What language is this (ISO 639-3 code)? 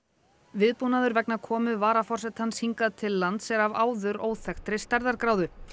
isl